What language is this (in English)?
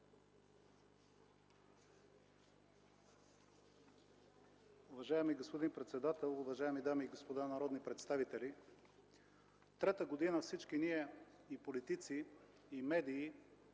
Bulgarian